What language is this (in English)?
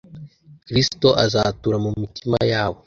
Kinyarwanda